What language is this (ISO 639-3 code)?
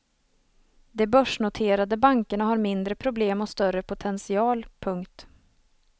swe